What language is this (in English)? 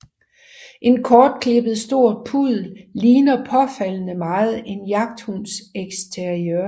Danish